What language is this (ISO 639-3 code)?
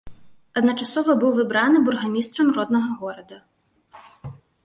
bel